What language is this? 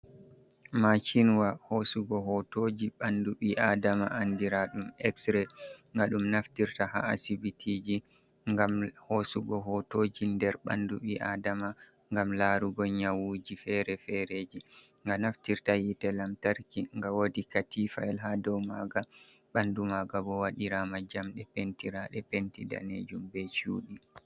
Fula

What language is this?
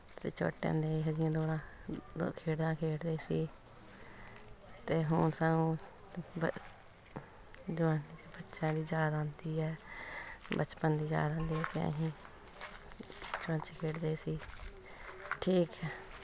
Punjabi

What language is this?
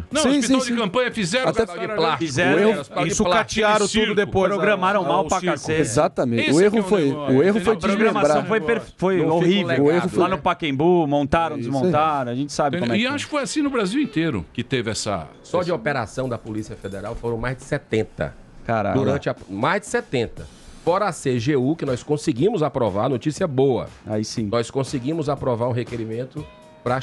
Portuguese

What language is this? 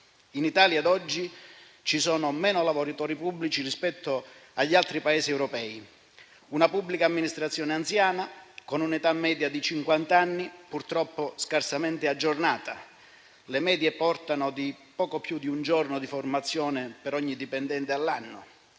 Italian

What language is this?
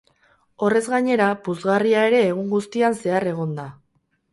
Basque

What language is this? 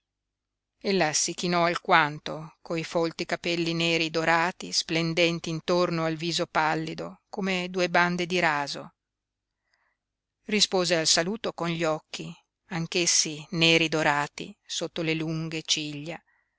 Italian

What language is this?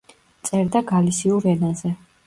Georgian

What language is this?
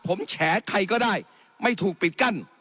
Thai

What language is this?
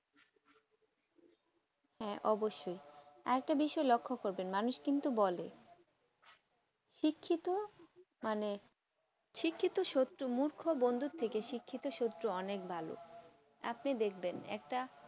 Bangla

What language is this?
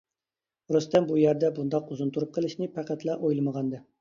Uyghur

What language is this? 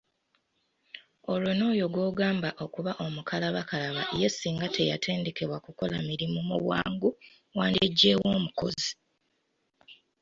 Ganda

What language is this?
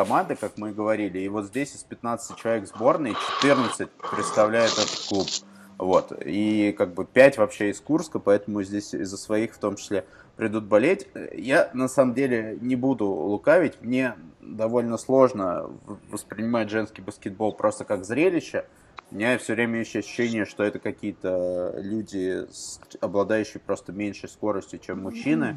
Russian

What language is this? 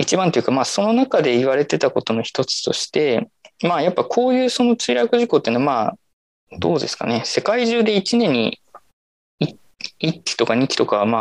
Japanese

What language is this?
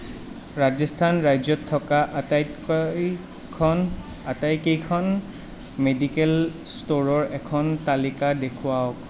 Assamese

